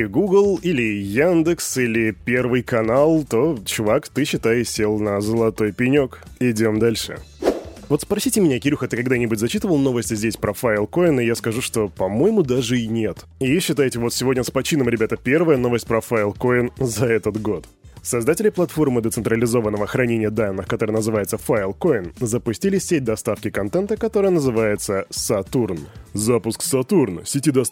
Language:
Russian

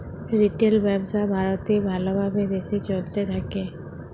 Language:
Bangla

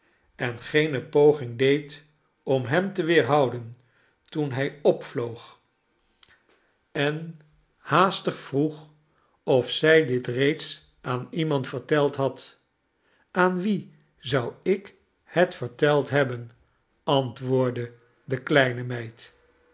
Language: Dutch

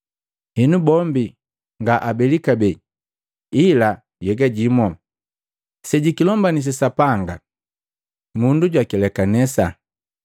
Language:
Matengo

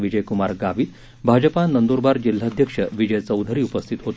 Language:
Marathi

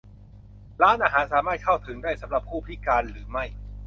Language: Thai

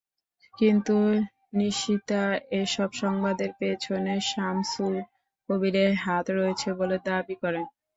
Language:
Bangla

